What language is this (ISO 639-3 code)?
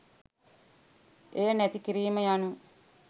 sin